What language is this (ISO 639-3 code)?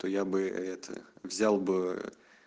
rus